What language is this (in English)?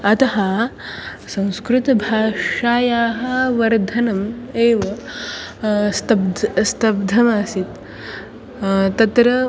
Sanskrit